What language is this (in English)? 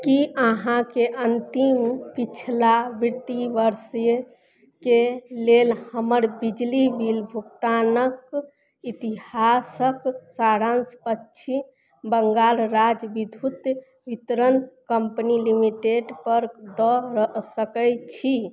Maithili